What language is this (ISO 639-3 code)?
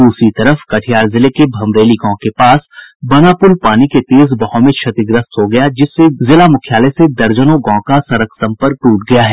hin